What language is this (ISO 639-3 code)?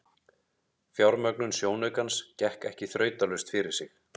isl